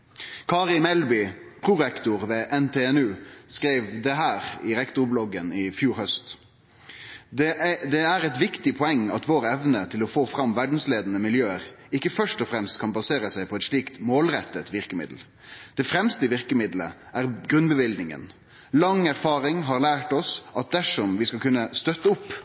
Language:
Norwegian Nynorsk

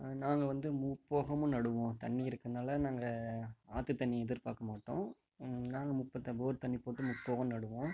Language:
Tamil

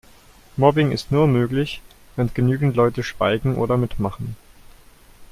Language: German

